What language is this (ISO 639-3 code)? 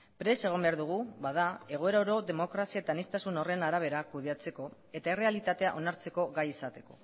eus